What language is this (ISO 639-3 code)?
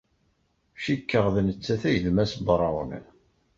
kab